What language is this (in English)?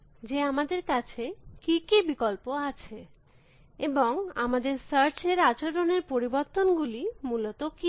Bangla